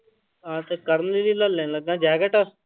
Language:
Punjabi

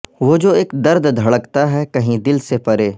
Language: Urdu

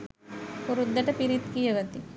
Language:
Sinhala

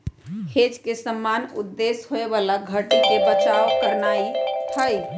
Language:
Magahi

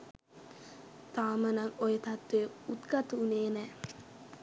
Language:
Sinhala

